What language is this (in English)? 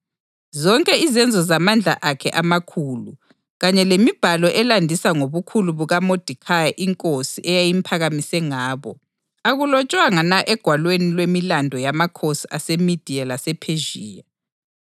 North Ndebele